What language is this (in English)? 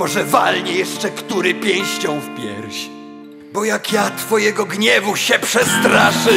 Polish